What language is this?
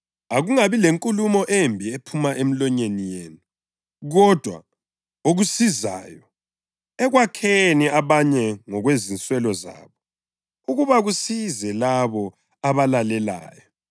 North Ndebele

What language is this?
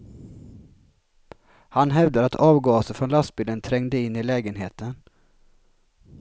Swedish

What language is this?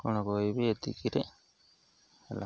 Odia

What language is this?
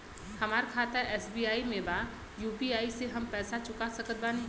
Bhojpuri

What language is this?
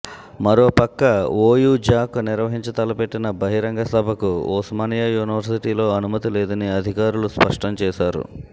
Telugu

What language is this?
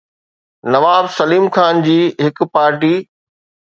Sindhi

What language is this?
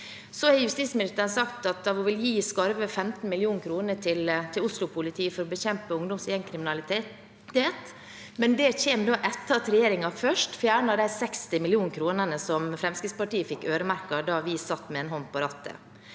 Norwegian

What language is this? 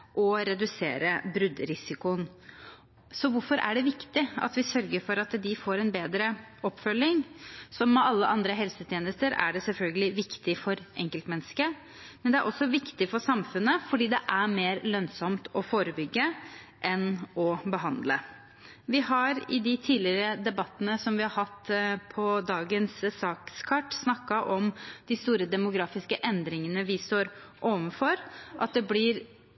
Norwegian Bokmål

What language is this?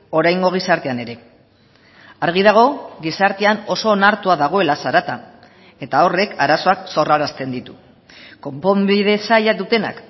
Basque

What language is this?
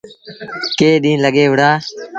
Sindhi Bhil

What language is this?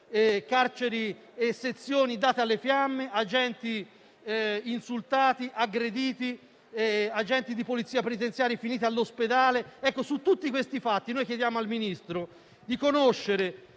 Italian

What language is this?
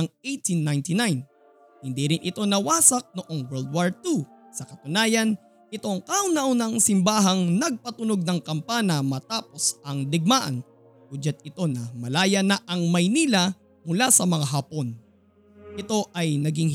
Filipino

